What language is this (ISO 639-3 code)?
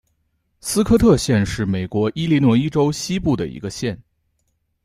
zho